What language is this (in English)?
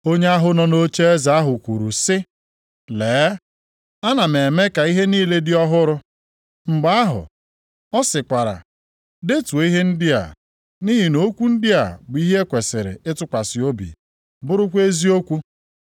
Igbo